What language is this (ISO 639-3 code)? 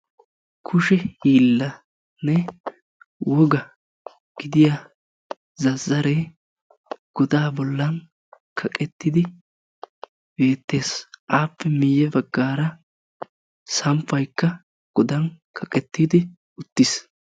wal